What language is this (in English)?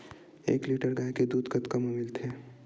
Chhattisgarhi